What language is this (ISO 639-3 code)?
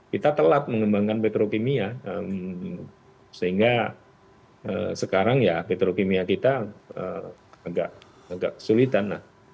ind